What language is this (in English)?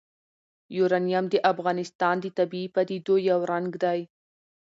Pashto